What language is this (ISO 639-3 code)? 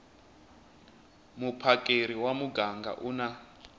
tso